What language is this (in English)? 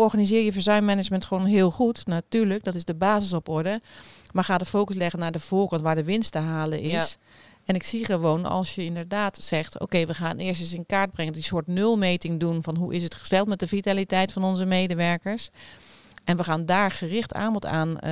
Dutch